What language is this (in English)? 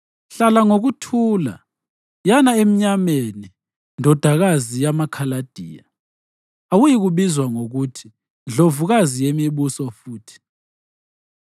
North Ndebele